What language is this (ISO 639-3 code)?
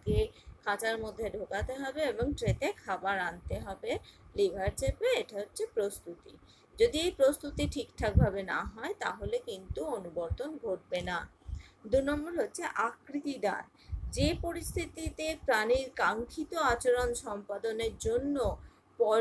ron